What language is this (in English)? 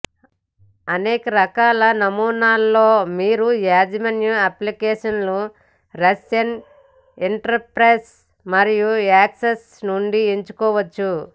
Telugu